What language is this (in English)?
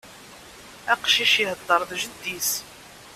Kabyle